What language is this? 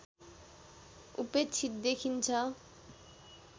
Nepali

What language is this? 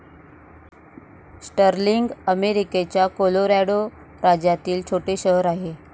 Marathi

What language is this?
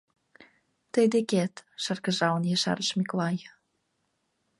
Mari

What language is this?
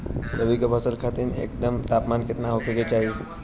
Bhojpuri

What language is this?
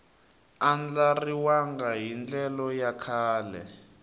Tsonga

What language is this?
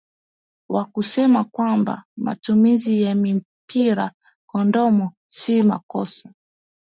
Swahili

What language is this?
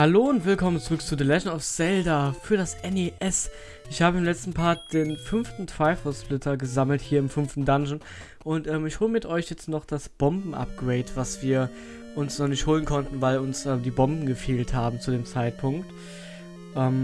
German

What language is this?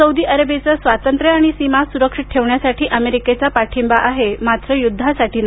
Marathi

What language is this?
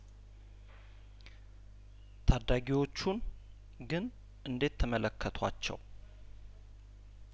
Amharic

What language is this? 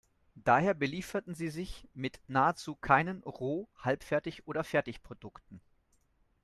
German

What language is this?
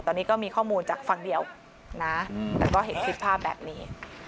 Thai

